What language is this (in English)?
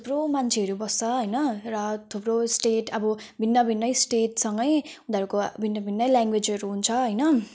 Nepali